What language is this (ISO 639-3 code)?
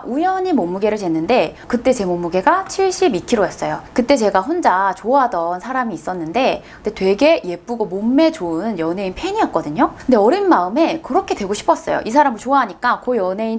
kor